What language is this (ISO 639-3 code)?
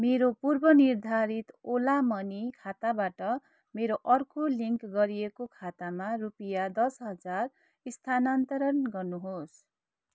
nep